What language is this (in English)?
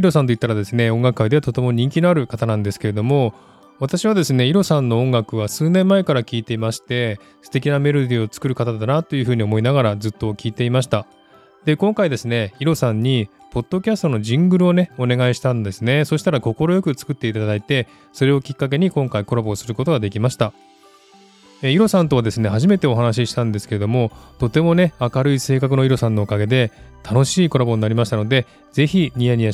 Japanese